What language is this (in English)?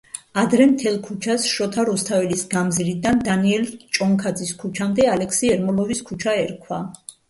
Georgian